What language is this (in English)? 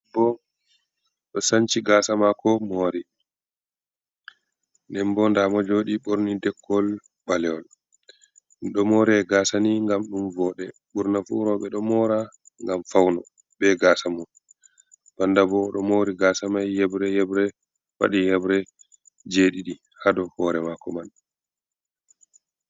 Fula